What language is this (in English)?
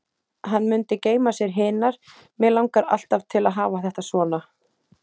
Icelandic